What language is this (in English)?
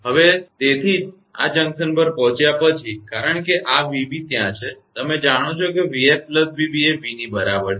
Gujarati